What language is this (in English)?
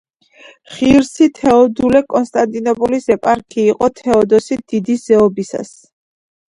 Georgian